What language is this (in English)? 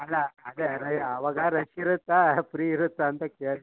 Kannada